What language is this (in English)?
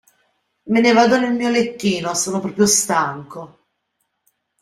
Italian